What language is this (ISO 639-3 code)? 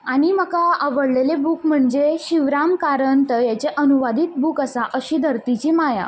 kok